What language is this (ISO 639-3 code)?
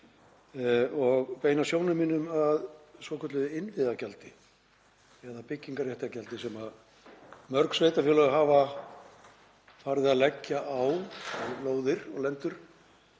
isl